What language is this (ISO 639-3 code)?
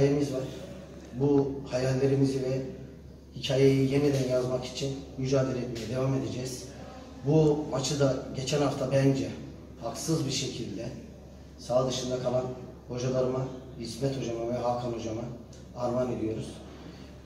tur